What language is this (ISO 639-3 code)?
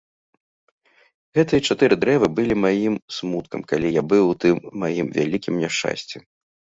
bel